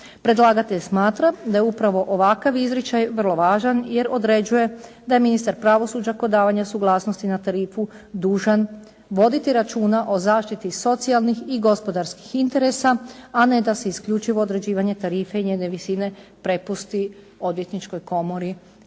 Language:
Croatian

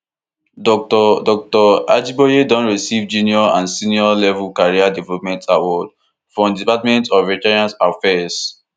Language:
Nigerian Pidgin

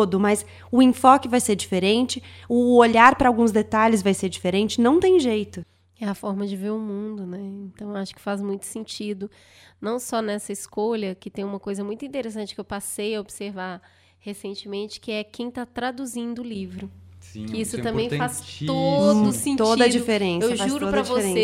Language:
Portuguese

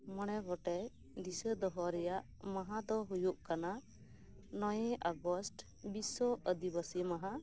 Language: Santali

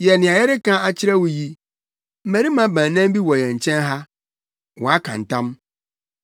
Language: Akan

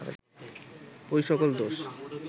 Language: Bangla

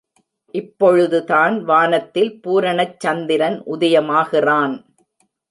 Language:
Tamil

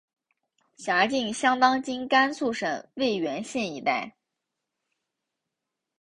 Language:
Chinese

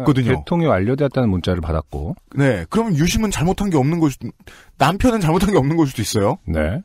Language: Korean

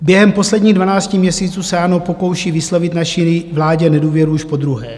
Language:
Czech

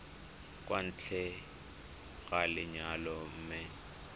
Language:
Tswana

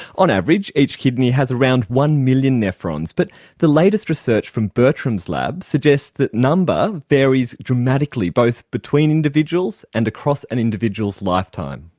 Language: English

